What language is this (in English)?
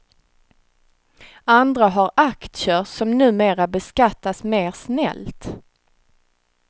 Swedish